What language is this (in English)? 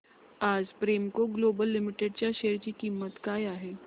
Marathi